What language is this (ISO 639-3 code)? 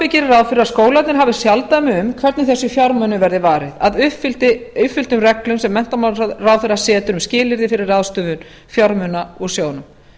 isl